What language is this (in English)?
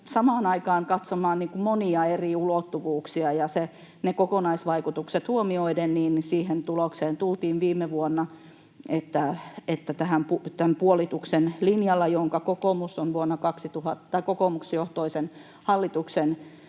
Finnish